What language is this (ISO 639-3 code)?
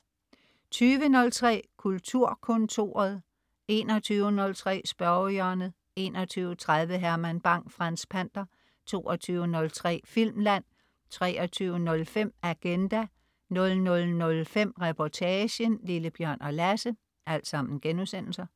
dan